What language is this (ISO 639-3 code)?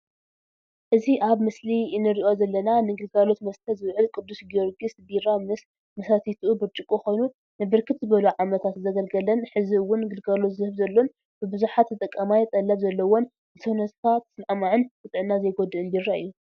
tir